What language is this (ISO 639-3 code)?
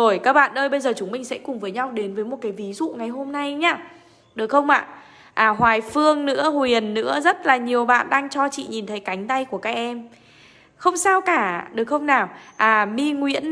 vie